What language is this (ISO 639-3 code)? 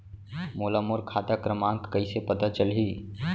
hne